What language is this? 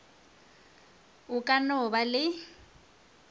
Northern Sotho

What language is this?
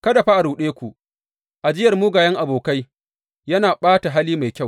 Hausa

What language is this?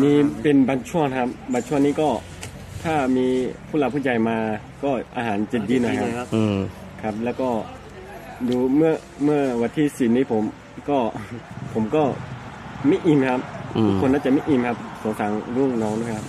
Thai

